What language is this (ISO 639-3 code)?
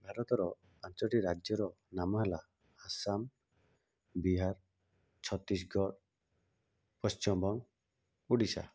ori